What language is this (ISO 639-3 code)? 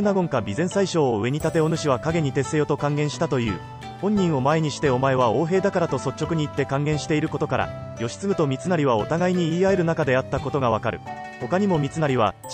jpn